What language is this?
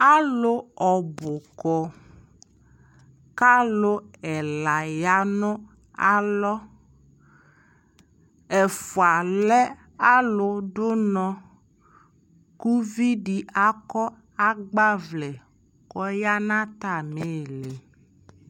Ikposo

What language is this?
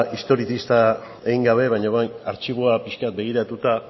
Basque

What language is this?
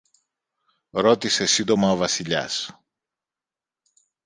Greek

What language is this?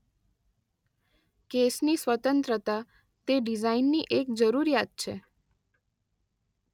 Gujarati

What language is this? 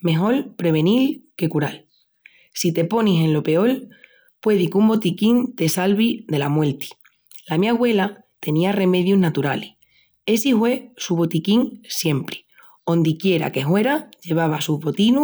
Extremaduran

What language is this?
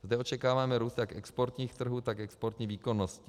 Czech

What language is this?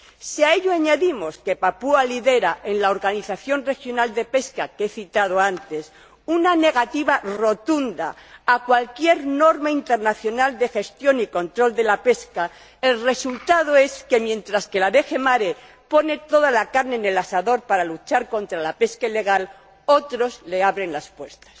Spanish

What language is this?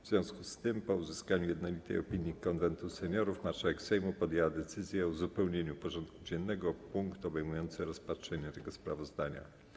Polish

